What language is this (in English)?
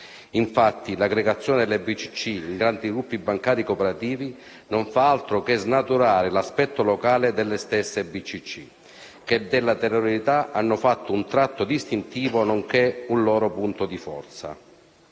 Italian